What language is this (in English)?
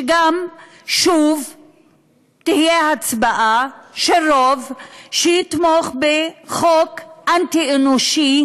Hebrew